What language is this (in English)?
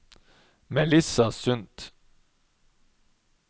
Norwegian